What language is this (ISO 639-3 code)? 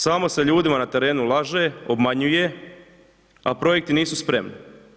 hrv